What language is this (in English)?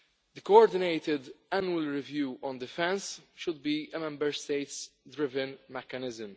English